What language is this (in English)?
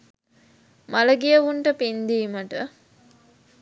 Sinhala